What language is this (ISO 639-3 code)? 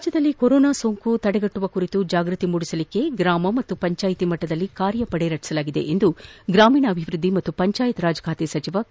kan